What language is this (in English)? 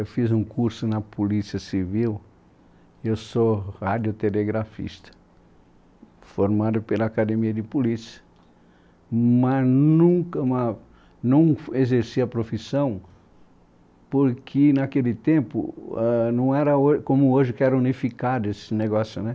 Portuguese